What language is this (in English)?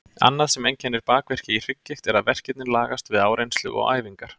Icelandic